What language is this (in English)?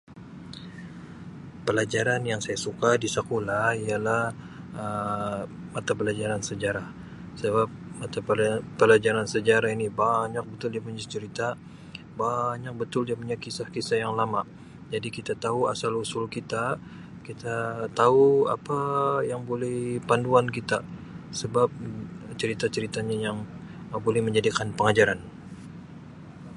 Sabah Malay